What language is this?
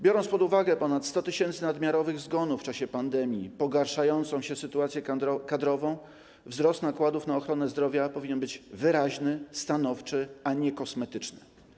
Polish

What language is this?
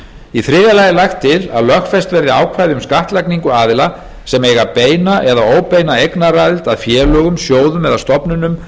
Icelandic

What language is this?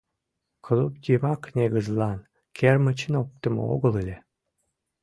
Mari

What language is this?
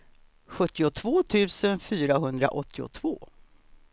Swedish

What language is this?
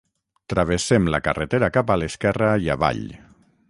Catalan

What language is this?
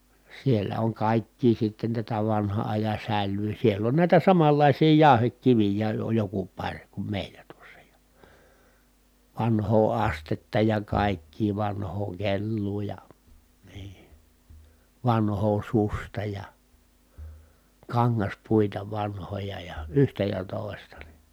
Finnish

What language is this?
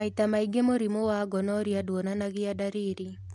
Kikuyu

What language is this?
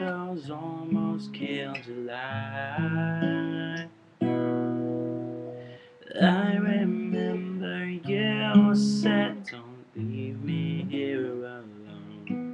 English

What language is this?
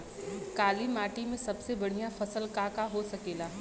Bhojpuri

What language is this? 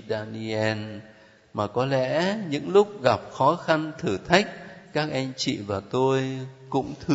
Vietnamese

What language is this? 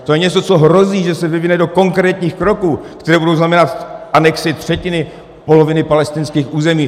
Czech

